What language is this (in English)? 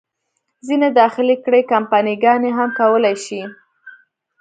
Pashto